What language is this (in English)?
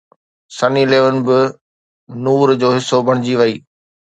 Sindhi